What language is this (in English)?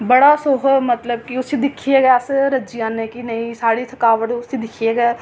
Dogri